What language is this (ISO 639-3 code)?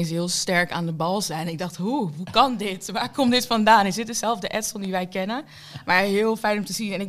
nld